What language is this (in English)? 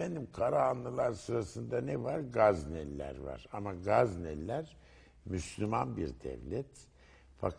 Turkish